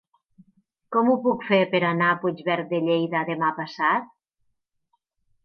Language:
Catalan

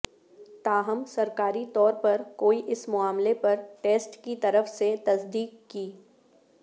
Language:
Urdu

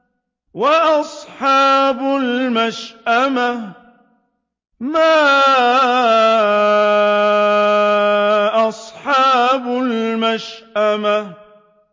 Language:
Arabic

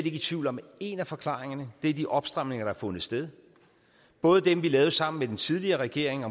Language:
Danish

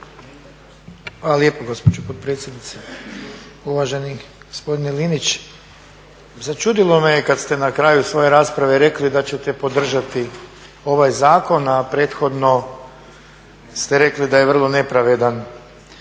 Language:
Croatian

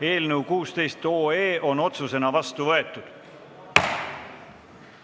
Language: Estonian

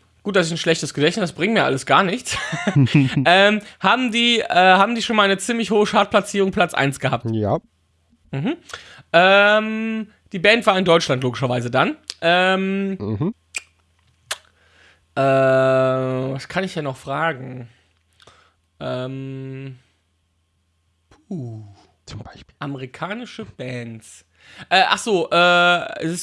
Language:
German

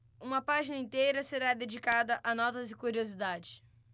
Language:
Portuguese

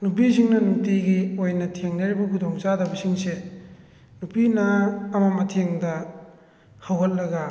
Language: Manipuri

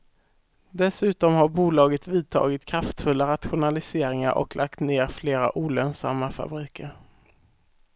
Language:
Swedish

